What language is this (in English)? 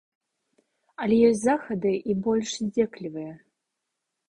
Belarusian